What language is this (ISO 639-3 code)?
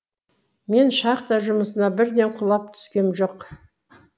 kaz